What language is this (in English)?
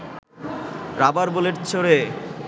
Bangla